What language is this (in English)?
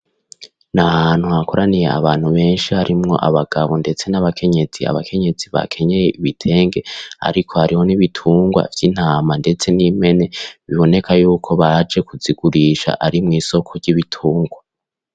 Rundi